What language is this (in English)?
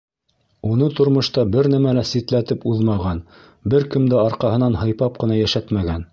Bashkir